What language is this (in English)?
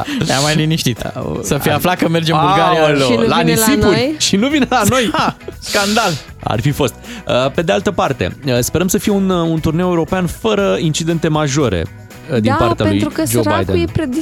Romanian